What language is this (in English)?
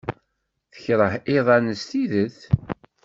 Kabyle